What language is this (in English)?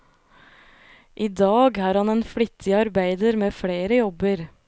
Norwegian